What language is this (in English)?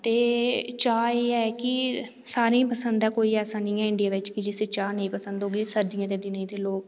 Dogri